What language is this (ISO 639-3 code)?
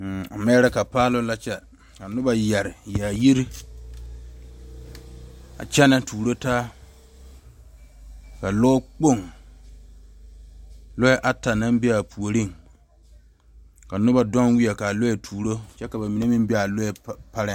dga